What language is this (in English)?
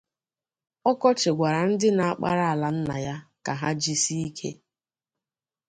Igbo